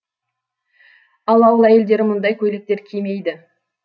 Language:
Kazakh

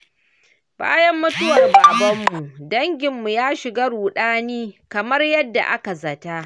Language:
Hausa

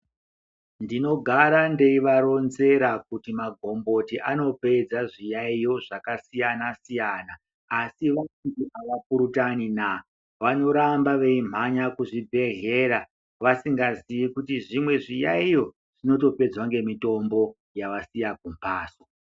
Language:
Ndau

